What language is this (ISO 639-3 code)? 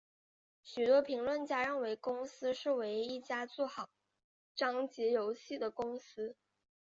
zho